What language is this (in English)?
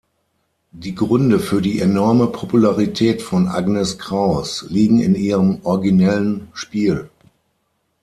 German